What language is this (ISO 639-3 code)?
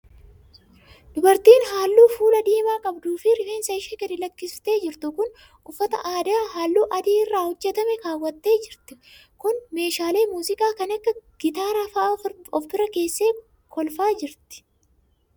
orm